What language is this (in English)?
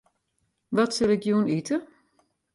Western Frisian